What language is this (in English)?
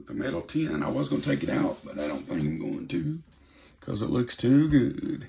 English